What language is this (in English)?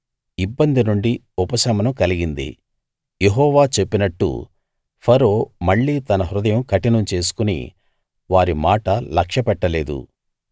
Telugu